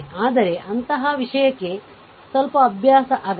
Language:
Kannada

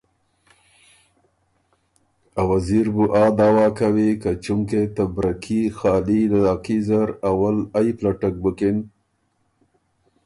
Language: Ormuri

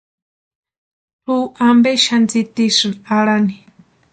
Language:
Western Highland Purepecha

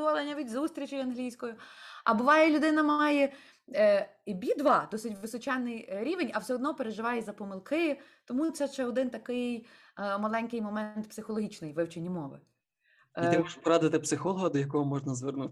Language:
Ukrainian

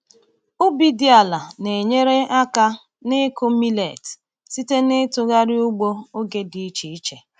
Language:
Igbo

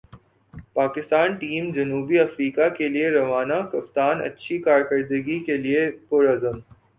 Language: Urdu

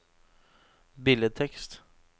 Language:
Norwegian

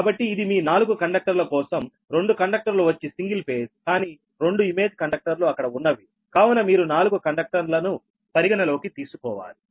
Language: Telugu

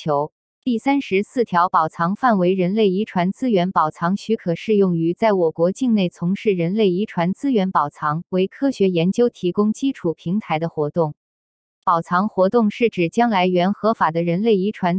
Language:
Chinese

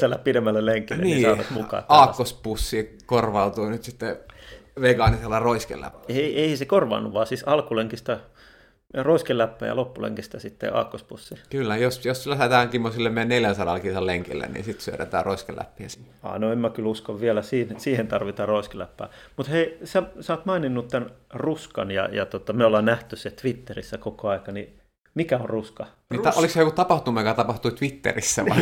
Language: Finnish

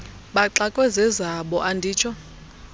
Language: Xhosa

